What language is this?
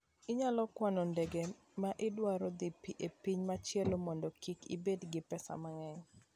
Luo (Kenya and Tanzania)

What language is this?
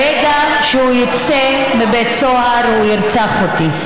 Hebrew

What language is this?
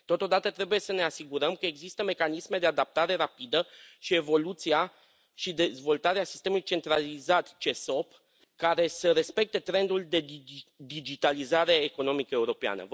Romanian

